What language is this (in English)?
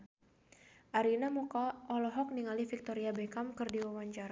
Sundanese